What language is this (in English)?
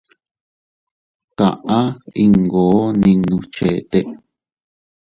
Teutila Cuicatec